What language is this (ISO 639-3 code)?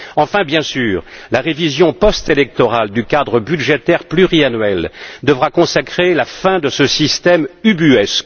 fra